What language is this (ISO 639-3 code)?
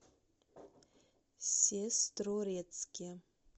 rus